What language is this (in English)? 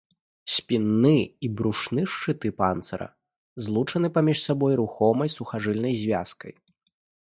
Belarusian